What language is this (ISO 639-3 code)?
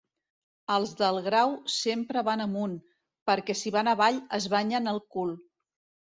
cat